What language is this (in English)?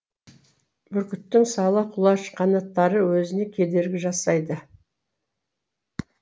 Kazakh